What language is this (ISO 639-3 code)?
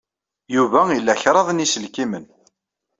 kab